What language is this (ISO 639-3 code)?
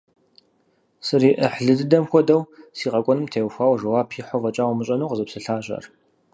kbd